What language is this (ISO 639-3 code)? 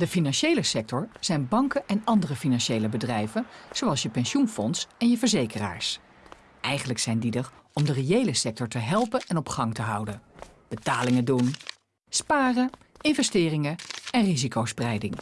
nld